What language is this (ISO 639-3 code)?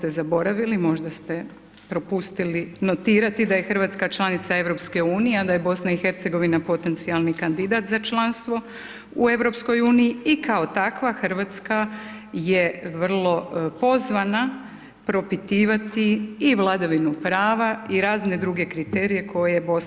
hrv